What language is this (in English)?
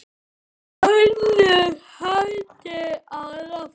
Icelandic